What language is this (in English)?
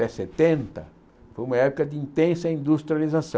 Portuguese